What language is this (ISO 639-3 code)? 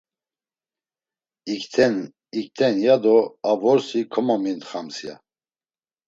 lzz